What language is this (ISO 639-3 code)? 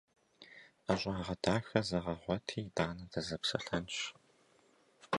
kbd